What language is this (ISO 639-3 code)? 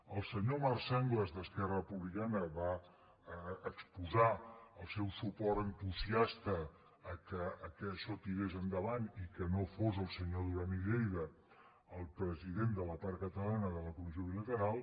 cat